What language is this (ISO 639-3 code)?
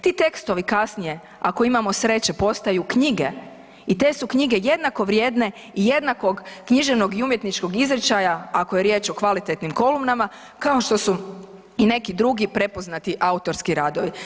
hrv